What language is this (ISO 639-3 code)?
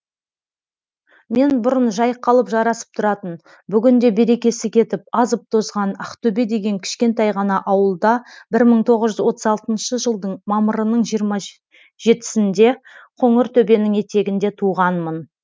kaz